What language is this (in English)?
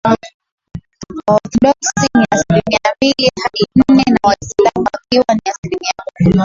Swahili